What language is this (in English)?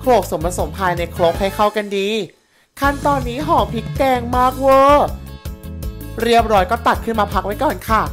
Thai